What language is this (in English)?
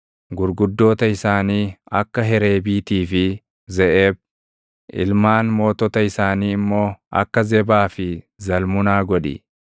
Oromo